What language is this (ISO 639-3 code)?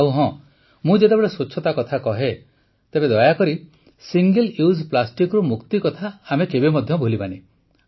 ori